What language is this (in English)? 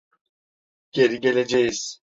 Turkish